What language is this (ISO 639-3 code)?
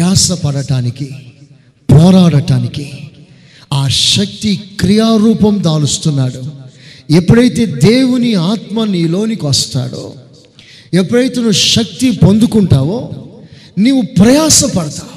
tel